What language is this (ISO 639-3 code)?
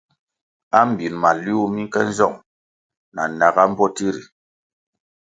nmg